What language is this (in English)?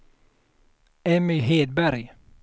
Swedish